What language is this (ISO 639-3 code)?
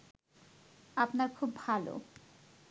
ben